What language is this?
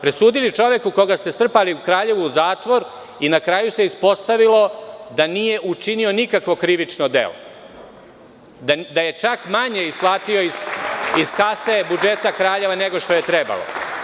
Serbian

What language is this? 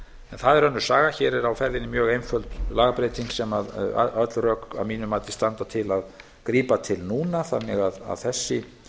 Icelandic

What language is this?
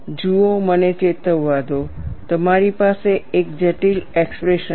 Gujarati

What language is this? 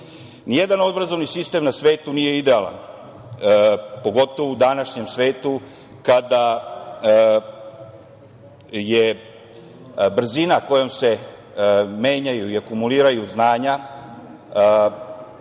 Serbian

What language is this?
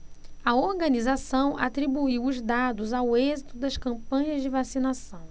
Portuguese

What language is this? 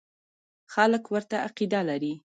Pashto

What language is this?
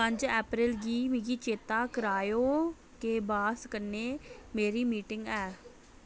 Dogri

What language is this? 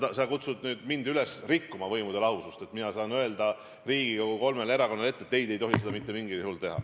Estonian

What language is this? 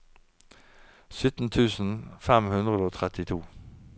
Norwegian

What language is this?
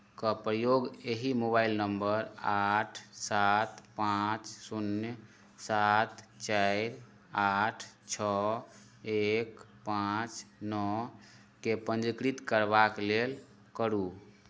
Maithili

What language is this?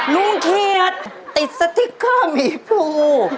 Thai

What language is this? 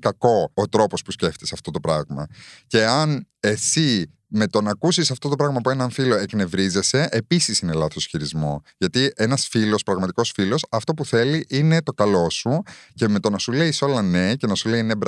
Greek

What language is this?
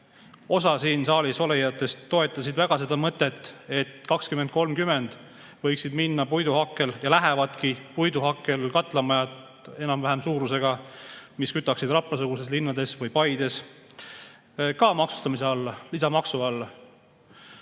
Estonian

